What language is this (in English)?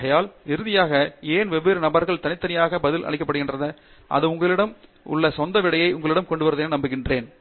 Tamil